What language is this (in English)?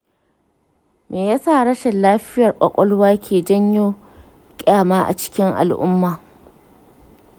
Hausa